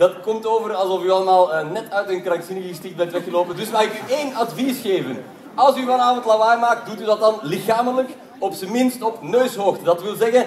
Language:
Dutch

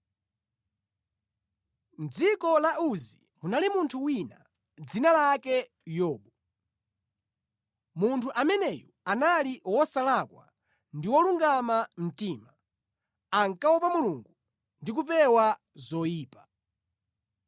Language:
Nyanja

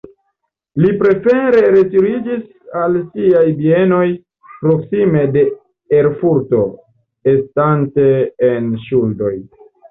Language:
Esperanto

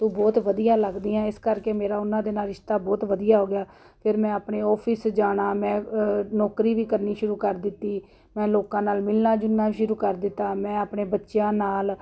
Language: Punjabi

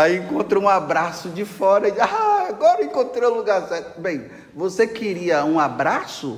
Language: Portuguese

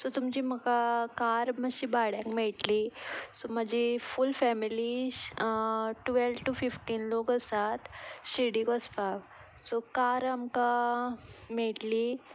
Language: Konkani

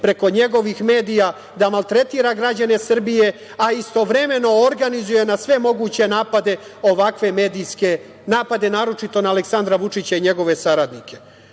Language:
Serbian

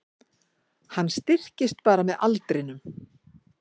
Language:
Icelandic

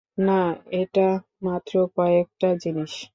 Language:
Bangla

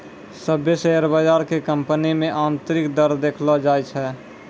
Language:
Maithili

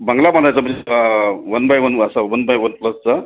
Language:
Marathi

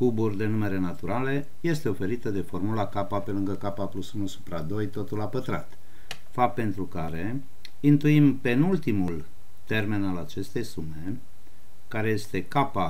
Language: Romanian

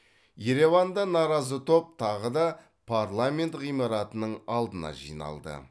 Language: Kazakh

